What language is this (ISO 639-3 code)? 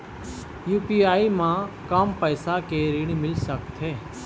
hne